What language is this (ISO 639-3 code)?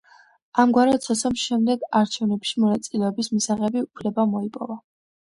kat